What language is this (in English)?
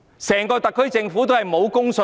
Cantonese